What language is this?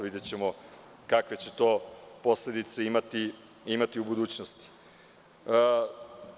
Serbian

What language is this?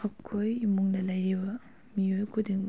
Manipuri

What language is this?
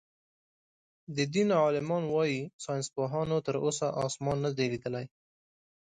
Pashto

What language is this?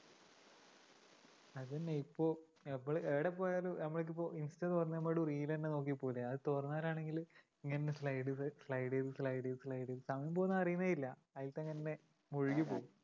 Malayalam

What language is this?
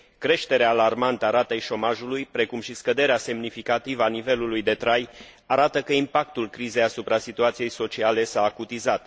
Romanian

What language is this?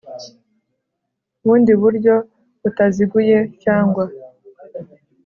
Kinyarwanda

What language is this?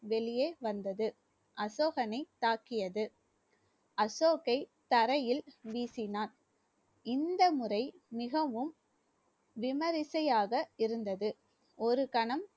Tamil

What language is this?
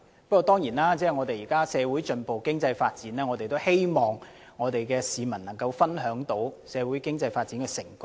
Cantonese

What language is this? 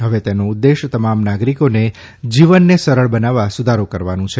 Gujarati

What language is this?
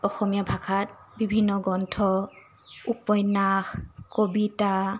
Assamese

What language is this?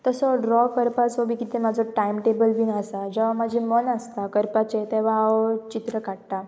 Konkani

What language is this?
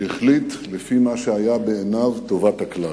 Hebrew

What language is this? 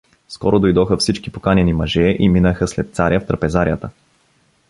Bulgarian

